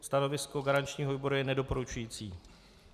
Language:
Czech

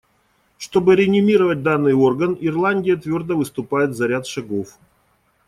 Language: Russian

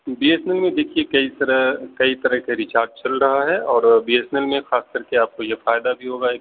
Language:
Urdu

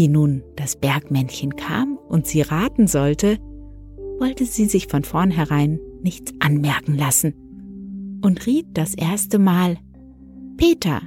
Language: German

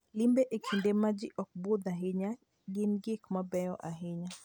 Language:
Luo (Kenya and Tanzania)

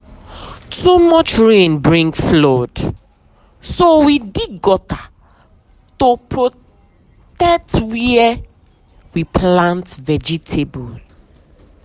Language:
Nigerian Pidgin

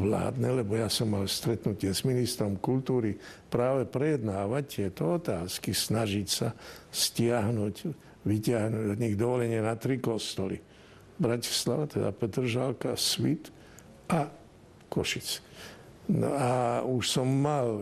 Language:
Slovak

